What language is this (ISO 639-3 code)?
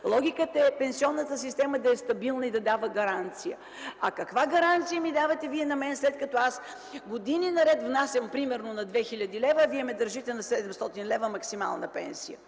bul